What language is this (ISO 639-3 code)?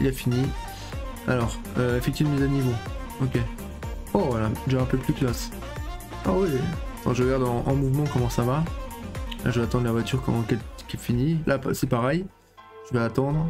fra